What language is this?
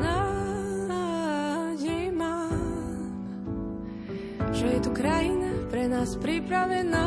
Slovak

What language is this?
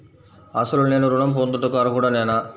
Telugu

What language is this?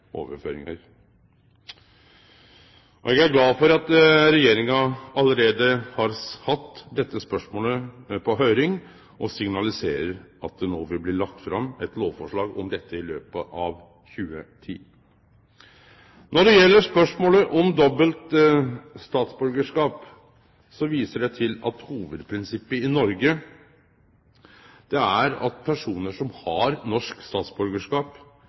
Norwegian Nynorsk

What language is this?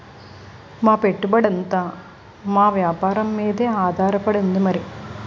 Telugu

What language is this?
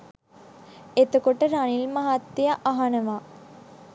Sinhala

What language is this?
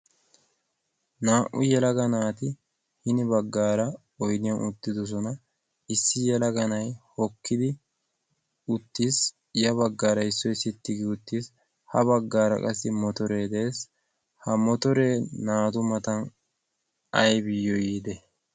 Wolaytta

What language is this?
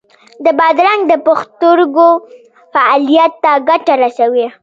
Pashto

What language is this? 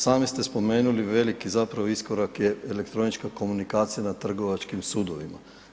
Croatian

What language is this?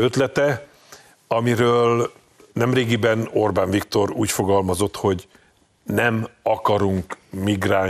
Hungarian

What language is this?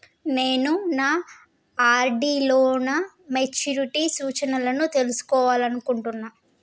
Telugu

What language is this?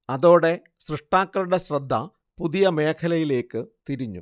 Malayalam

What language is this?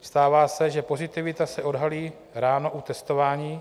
Czech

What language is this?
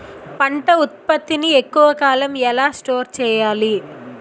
Telugu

